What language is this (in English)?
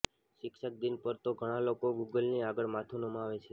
Gujarati